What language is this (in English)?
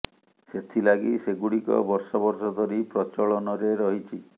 Odia